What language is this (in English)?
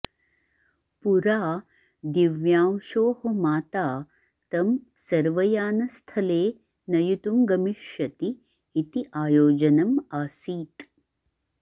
Sanskrit